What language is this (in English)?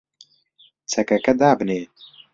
Central Kurdish